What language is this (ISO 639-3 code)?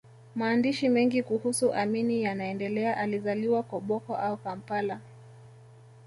swa